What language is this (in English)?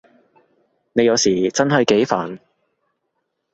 Cantonese